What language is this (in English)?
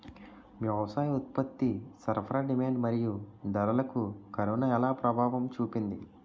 Telugu